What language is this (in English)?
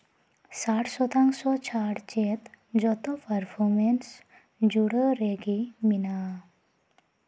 Santali